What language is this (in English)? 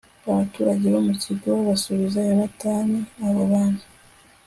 Kinyarwanda